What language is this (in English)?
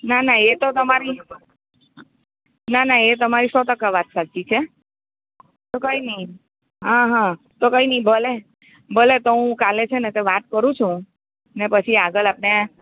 Gujarati